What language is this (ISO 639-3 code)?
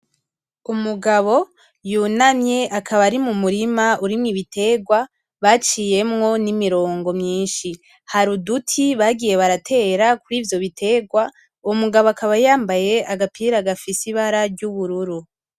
run